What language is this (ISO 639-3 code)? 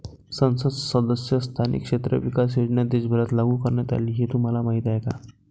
mar